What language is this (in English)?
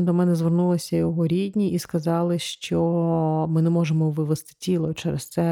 Ukrainian